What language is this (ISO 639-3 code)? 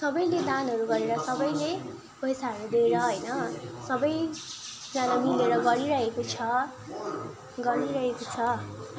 nep